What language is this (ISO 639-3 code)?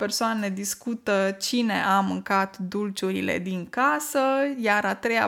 ron